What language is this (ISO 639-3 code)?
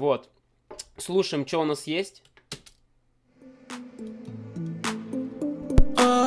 rus